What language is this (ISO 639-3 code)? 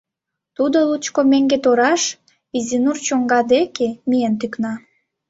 chm